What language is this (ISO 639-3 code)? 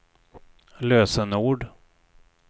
swe